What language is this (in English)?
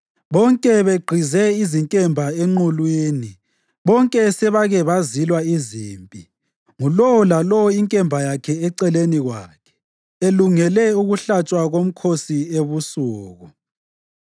North Ndebele